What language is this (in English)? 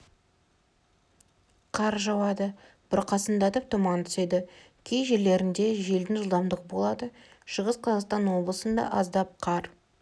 Kazakh